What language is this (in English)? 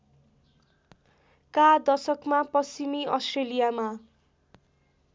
Nepali